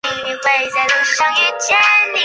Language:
Chinese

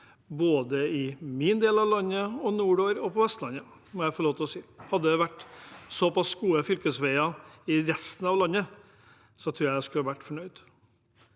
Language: Norwegian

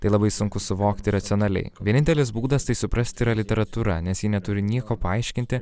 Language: Lithuanian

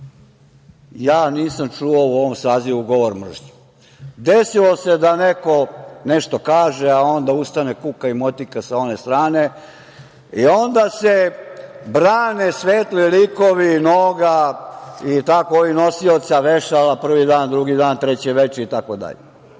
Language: Serbian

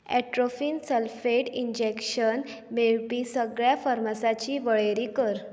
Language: Konkani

